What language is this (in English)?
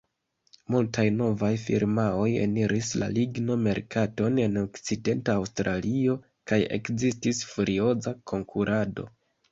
Esperanto